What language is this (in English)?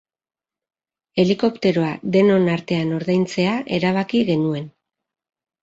Basque